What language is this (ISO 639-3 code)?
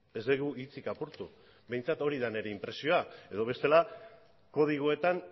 eus